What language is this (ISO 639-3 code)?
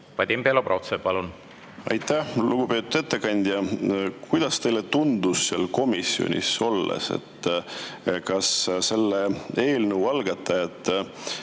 est